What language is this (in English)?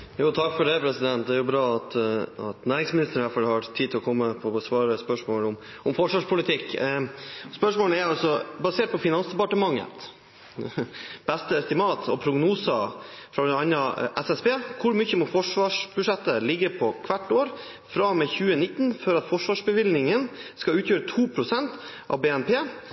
Norwegian